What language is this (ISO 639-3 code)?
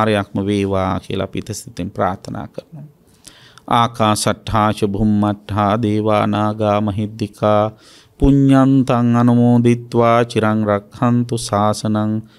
ind